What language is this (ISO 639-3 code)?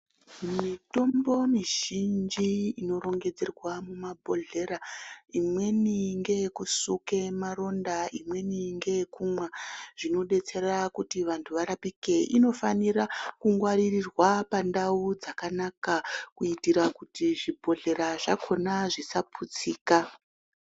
ndc